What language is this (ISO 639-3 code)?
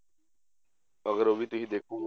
pan